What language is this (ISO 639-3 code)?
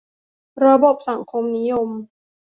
tha